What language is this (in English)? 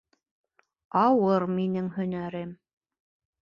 Bashkir